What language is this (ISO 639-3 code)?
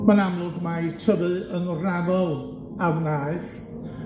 cym